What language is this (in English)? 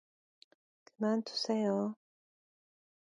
Korean